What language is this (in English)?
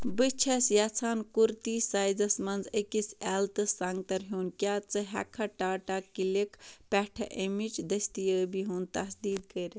Kashmiri